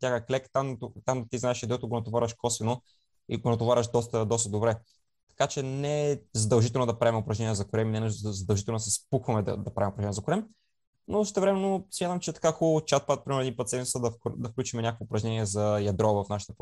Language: Bulgarian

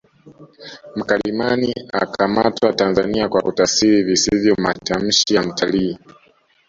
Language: Swahili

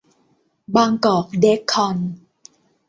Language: Thai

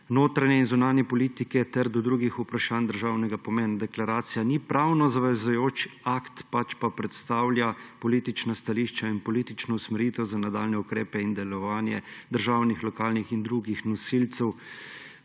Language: Slovenian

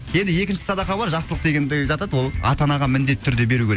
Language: Kazakh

